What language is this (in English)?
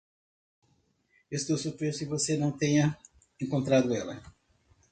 Portuguese